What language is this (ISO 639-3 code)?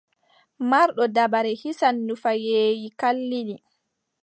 fub